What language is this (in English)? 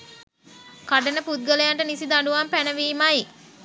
Sinhala